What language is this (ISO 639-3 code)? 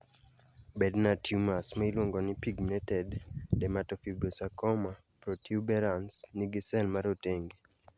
luo